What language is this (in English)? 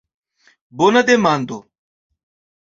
Esperanto